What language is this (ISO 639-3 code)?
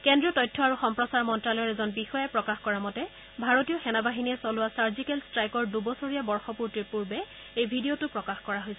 asm